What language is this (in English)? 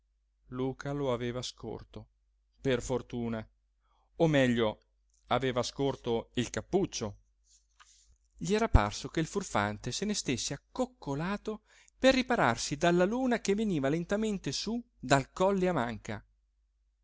Italian